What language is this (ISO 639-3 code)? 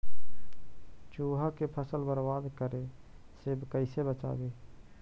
mag